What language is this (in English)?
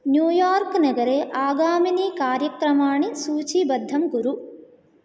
Sanskrit